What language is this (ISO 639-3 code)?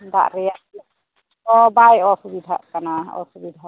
sat